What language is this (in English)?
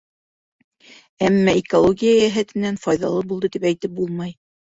Bashkir